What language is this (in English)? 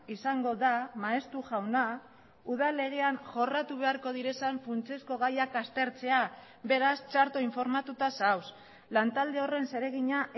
Basque